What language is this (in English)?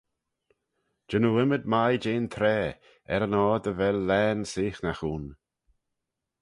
Manx